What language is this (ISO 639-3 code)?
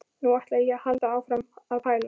isl